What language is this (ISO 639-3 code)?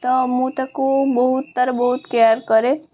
ori